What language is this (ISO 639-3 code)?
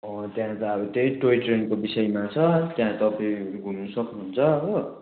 nep